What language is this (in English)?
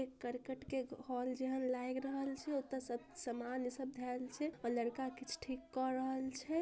Magahi